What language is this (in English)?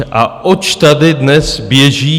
Czech